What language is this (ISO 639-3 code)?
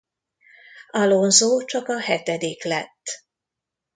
hun